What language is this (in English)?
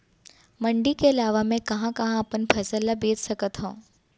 Chhattisgarhi